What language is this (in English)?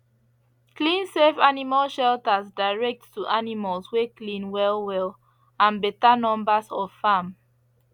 Nigerian Pidgin